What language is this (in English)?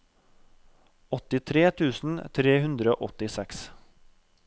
Norwegian